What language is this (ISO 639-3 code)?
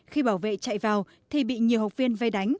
vie